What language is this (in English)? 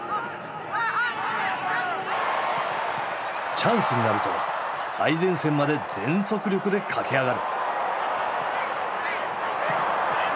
Japanese